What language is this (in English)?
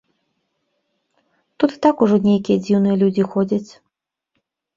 Belarusian